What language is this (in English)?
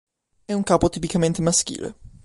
Italian